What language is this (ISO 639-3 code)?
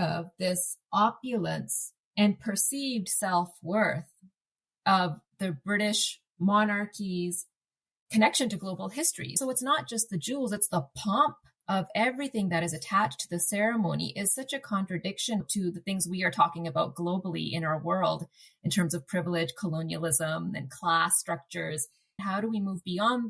eng